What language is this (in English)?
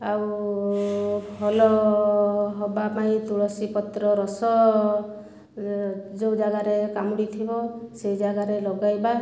Odia